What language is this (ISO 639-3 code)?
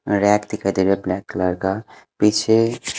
hin